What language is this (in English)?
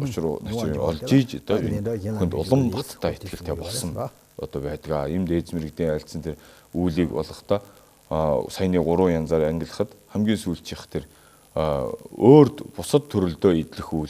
Romanian